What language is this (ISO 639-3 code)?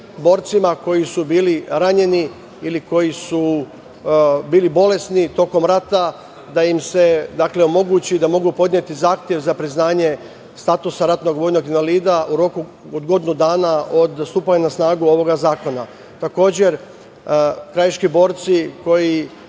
srp